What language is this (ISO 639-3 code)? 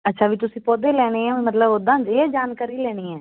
pan